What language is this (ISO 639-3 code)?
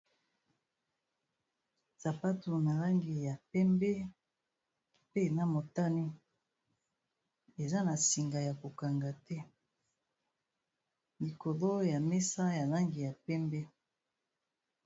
lin